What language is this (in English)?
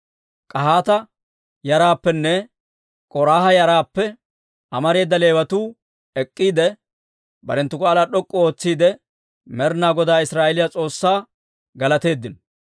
Dawro